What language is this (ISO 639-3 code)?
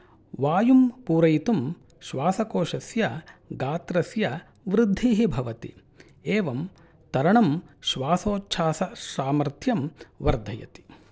san